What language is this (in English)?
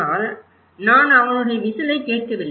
Tamil